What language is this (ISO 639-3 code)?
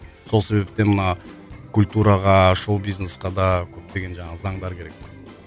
kaz